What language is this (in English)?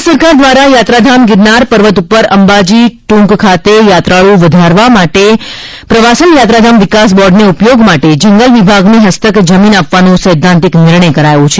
Gujarati